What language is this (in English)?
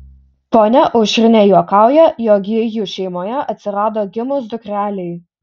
Lithuanian